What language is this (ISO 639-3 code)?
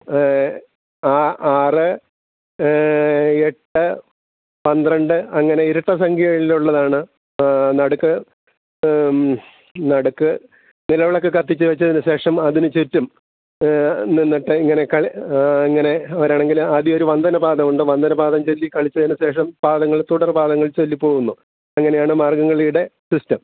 mal